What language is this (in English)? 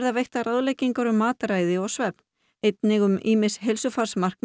Icelandic